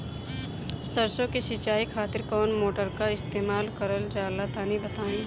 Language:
Bhojpuri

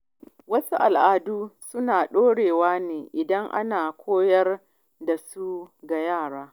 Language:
Hausa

